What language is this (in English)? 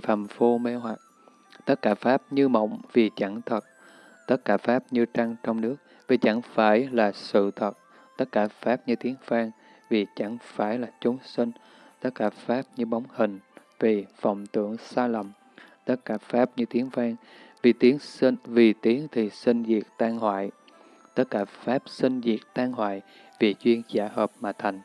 Vietnamese